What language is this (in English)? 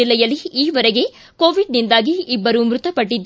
Kannada